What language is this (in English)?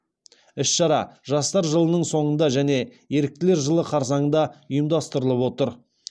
Kazakh